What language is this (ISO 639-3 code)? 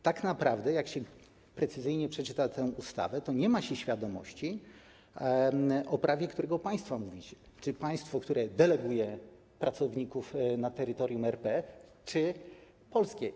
pol